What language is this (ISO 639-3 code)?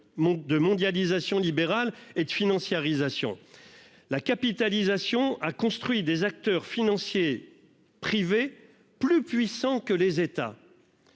fra